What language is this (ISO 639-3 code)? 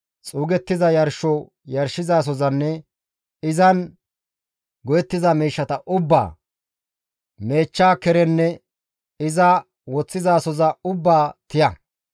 gmv